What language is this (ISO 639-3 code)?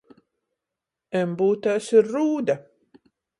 ltg